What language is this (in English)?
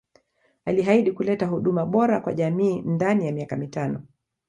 Swahili